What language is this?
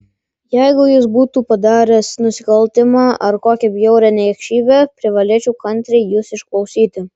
Lithuanian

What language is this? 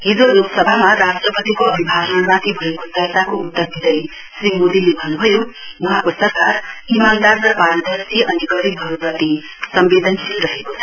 Nepali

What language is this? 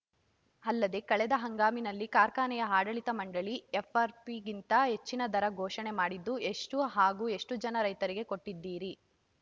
Kannada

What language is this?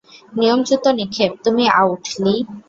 Bangla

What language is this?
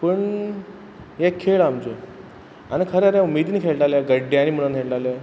Konkani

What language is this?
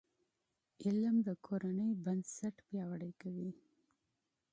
Pashto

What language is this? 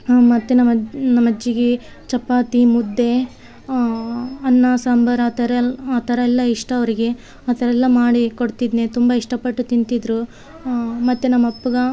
Kannada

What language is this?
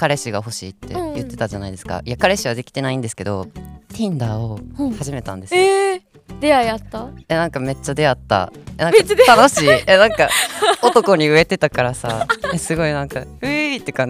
Japanese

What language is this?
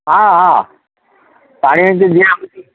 Odia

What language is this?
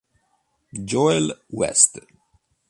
Italian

